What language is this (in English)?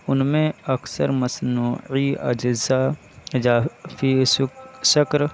Urdu